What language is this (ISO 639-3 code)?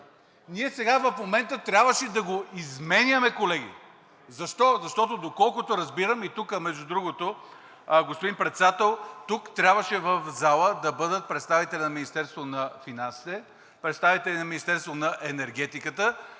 bul